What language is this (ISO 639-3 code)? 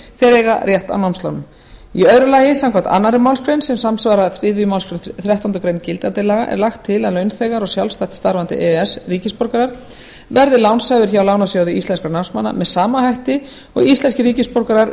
isl